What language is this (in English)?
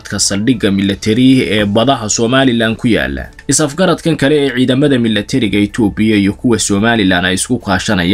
Arabic